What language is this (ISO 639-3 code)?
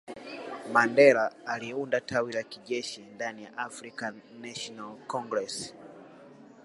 swa